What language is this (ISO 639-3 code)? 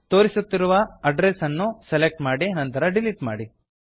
kan